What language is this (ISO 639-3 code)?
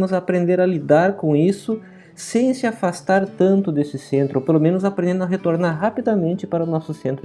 por